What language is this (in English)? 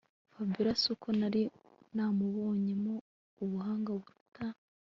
Kinyarwanda